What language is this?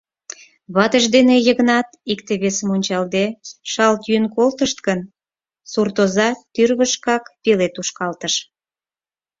Mari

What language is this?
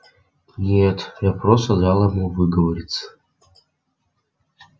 Russian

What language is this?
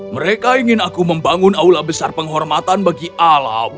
Indonesian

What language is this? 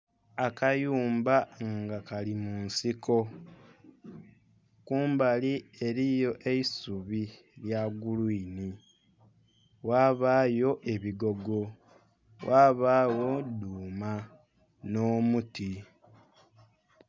Soga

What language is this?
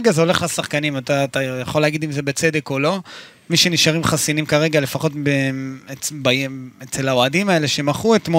Hebrew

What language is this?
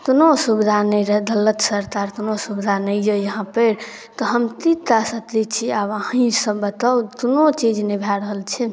Maithili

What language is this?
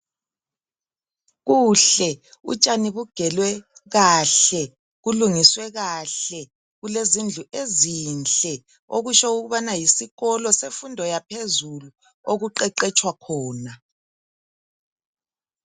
North Ndebele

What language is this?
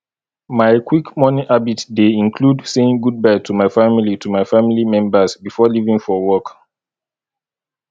Nigerian Pidgin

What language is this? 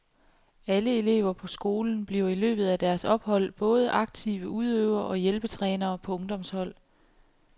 Danish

